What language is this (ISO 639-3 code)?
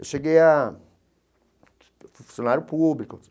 por